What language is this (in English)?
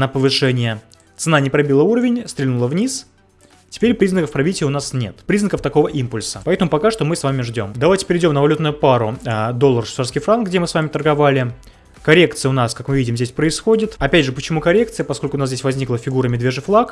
Russian